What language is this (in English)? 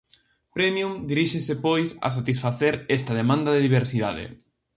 Galician